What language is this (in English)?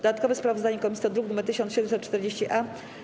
Polish